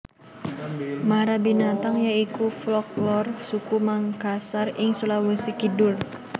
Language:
Javanese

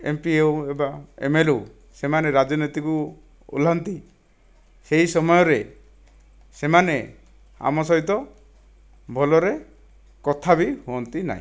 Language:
Odia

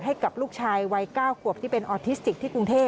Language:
Thai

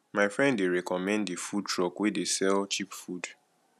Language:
Nigerian Pidgin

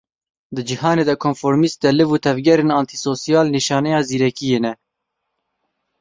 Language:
Kurdish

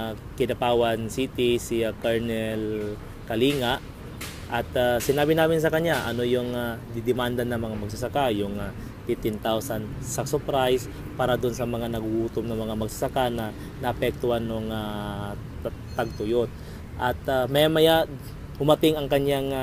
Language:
Filipino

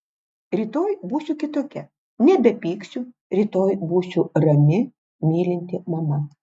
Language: Lithuanian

